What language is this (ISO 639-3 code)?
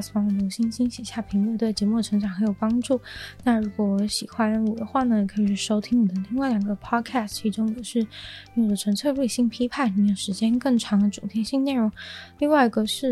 zho